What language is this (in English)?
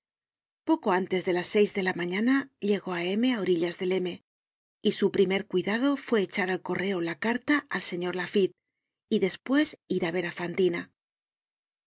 Spanish